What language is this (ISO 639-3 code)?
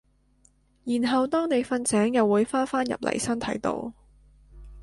yue